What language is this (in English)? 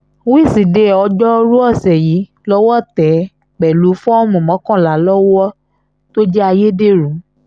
Yoruba